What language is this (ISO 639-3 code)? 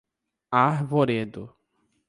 por